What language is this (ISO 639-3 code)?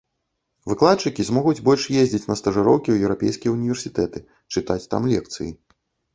bel